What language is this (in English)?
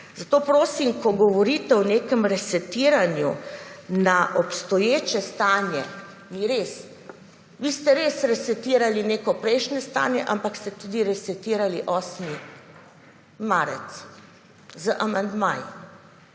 Slovenian